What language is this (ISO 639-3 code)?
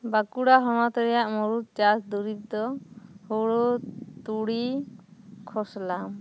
sat